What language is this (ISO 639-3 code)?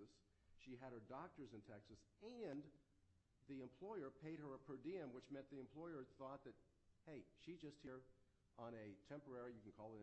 eng